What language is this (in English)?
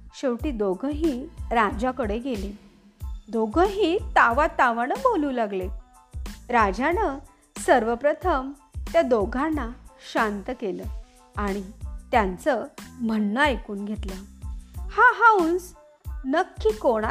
Marathi